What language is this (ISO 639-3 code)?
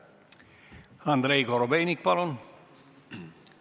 est